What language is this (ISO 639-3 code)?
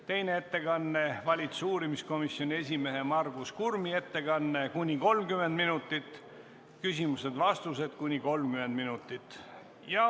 est